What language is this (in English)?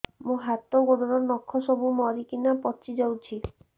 Odia